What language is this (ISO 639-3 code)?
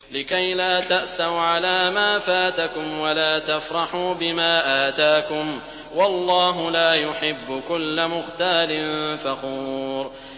ara